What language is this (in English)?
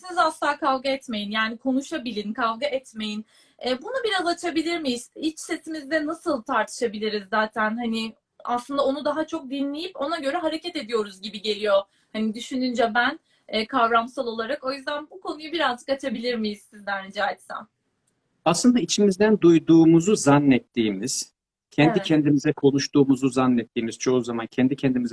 Turkish